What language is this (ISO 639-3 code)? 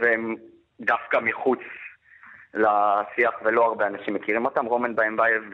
heb